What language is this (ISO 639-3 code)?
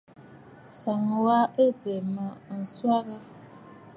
bfd